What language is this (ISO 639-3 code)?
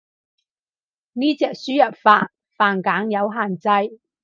yue